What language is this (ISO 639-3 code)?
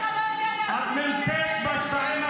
heb